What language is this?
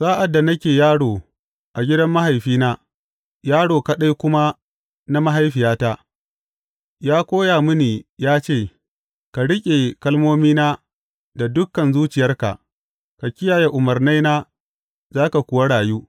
Hausa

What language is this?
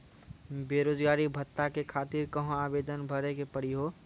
Maithili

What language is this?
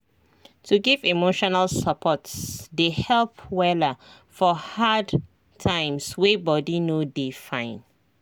Nigerian Pidgin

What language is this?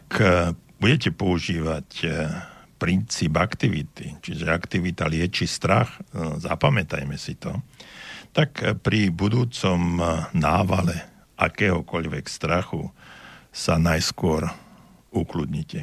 Slovak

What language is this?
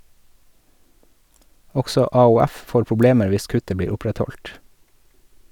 Norwegian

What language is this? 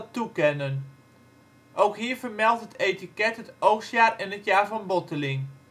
Dutch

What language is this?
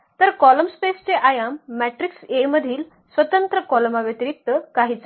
Marathi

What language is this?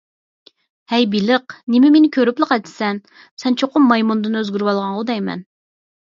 Uyghur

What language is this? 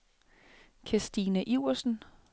Danish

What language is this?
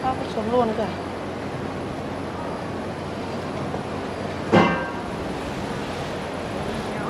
Vietnamese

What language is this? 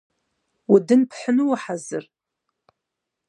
Kabardian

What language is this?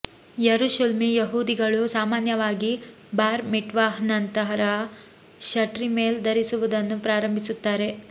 Kannada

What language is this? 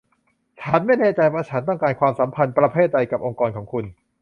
Thai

